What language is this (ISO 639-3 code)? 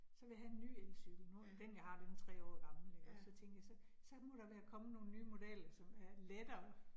dan